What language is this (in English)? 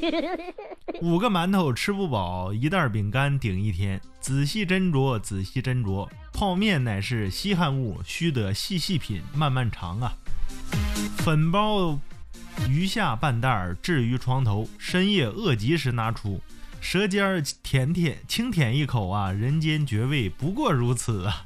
Chinese